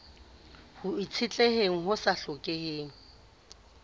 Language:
Southern Sotho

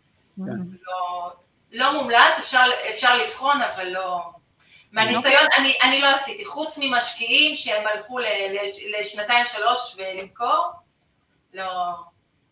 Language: Hebrew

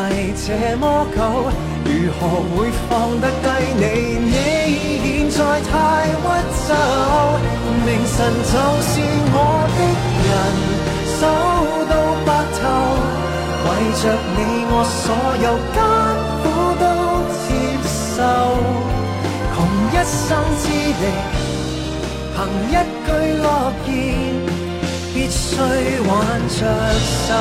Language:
Chinese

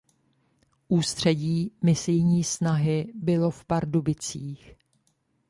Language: Czech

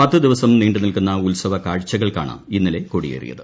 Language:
Malayalam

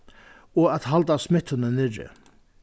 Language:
Faroese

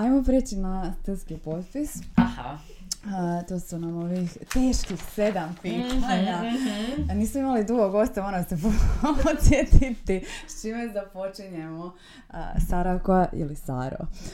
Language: Croatian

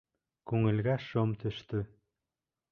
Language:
Bashkir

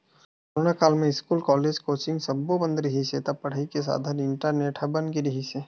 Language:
Chhattisgarhi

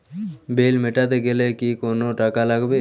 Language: Bangla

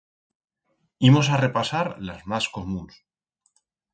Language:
Aragonese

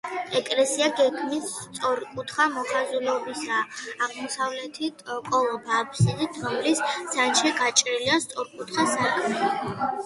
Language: Georgian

